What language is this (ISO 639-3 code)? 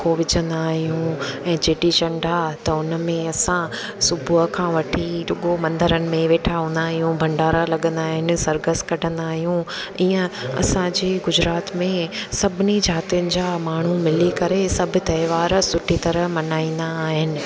snd